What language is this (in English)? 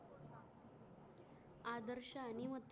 Marathi